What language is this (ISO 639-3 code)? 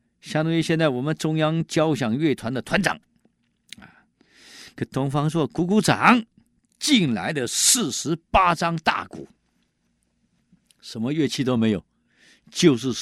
zho